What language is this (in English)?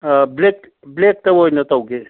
Manipuri